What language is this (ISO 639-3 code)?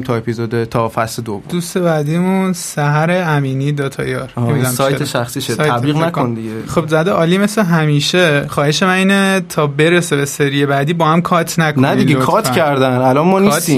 fas